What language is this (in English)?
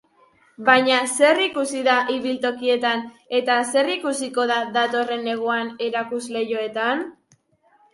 Basque